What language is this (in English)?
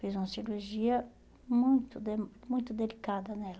Portuguese